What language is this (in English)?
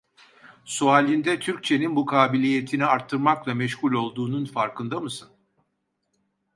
Turkish